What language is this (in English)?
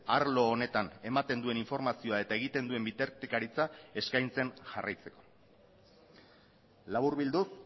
Basque